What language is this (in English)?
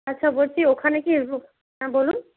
Bangla